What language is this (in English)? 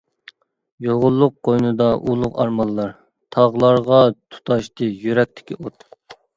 Uyghur